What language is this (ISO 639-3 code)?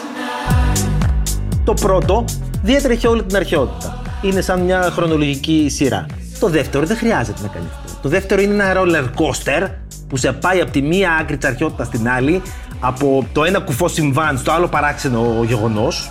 ell